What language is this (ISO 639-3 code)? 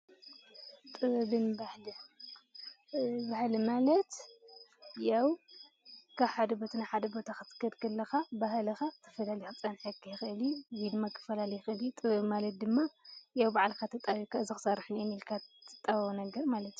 tir